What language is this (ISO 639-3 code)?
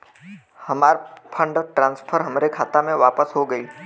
bho